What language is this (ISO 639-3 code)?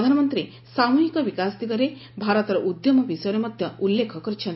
ori